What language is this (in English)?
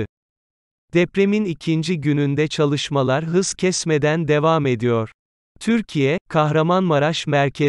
Turkish